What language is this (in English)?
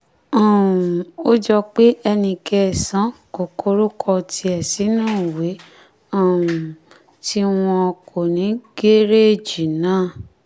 Yoruba